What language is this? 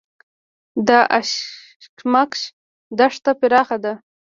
Pashto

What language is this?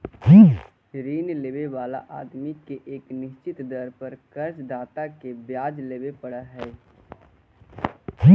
Magahi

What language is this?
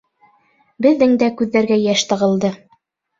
Bashkir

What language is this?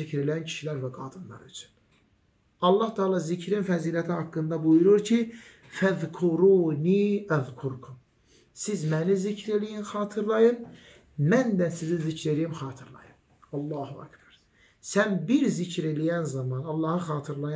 Turkish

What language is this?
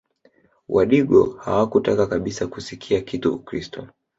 Swahili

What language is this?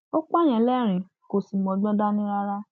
Yoruba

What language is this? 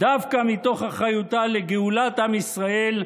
Hebrew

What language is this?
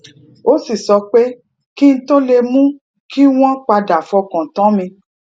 Yoruba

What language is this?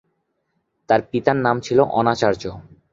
Bangla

